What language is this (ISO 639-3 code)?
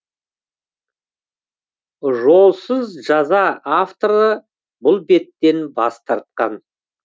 kaz